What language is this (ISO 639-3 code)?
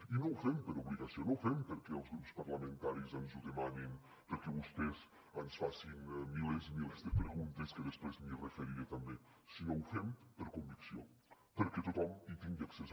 cat